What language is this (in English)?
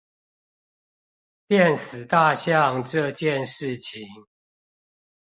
Chinese